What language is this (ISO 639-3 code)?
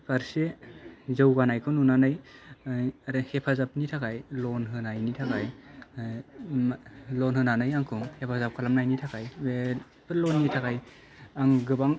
brx